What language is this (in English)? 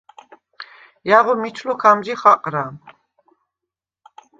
Svan